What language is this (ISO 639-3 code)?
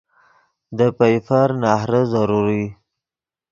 ydg